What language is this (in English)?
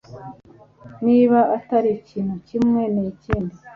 Kinyarwanda